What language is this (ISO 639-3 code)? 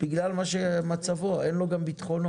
heb